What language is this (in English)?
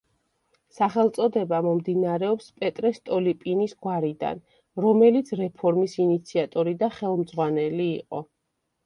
Georgian